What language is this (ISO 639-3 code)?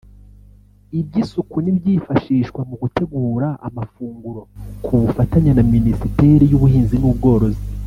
kin